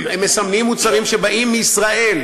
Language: Hebrew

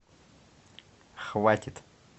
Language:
Russian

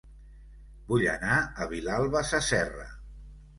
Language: Catalan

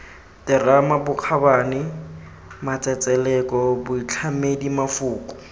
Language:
Tswana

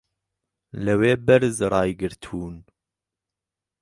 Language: Central Kurdish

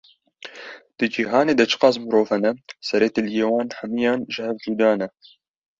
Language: Kurdish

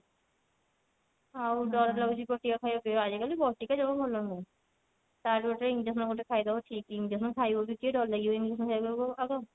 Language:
Odia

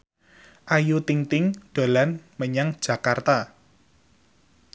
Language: Javanese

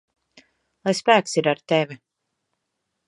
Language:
Latvian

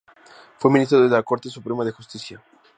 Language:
Spanish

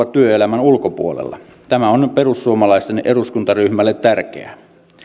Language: Finnish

